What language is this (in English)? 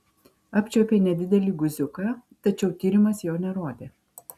Lithuanian